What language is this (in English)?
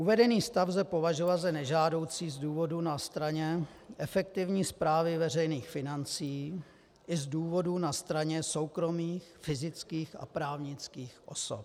Czech